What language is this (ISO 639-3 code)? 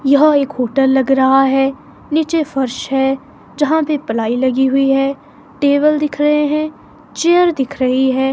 hin